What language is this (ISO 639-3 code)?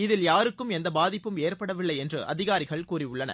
tam